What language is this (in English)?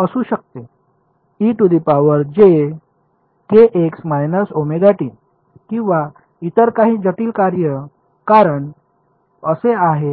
Marathi